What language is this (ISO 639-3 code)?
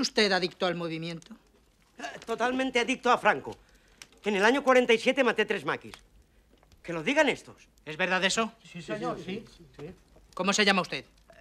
spa